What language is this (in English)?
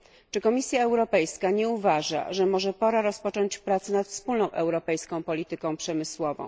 Polish